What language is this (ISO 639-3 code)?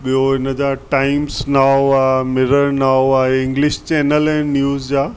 snd